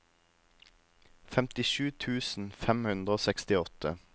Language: Norwegian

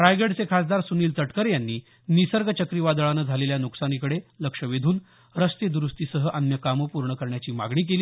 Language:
Marathi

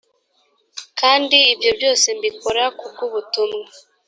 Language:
Kinyarwanda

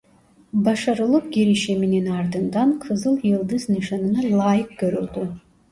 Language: Turkish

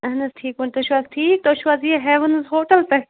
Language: Kashmiri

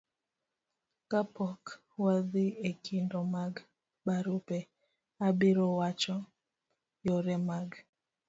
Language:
Luo (Kenya and Tanzania)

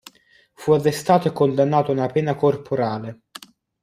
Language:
Italian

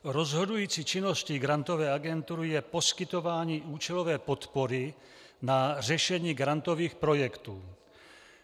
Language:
Czech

